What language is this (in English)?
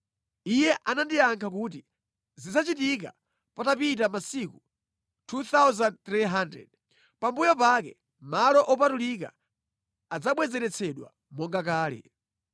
Nyanja